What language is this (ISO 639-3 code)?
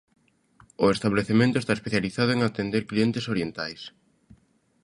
glg